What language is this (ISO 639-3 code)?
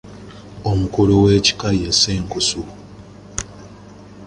lug